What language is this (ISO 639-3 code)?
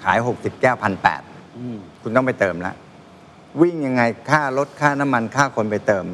tha